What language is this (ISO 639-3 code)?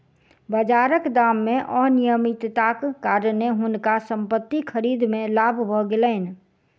mai